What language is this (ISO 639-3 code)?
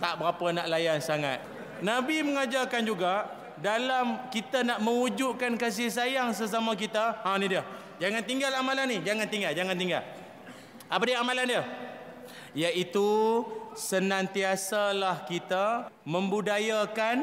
msa